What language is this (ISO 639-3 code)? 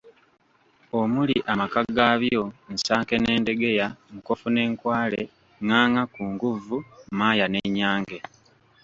lug